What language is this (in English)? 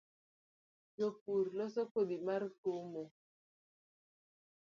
Luo (Kenya and Tanzania)